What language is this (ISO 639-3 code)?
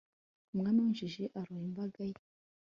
kin